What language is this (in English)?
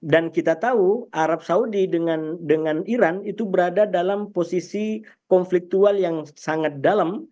Indonesian